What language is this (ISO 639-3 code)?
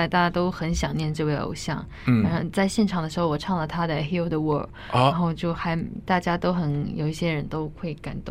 zho